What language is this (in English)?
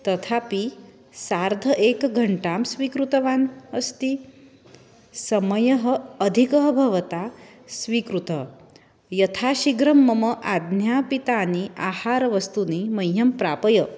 Sanskrit